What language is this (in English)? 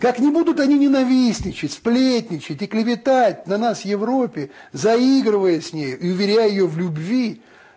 Russian